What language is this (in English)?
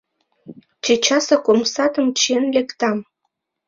Mari